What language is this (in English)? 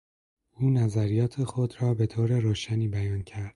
Persian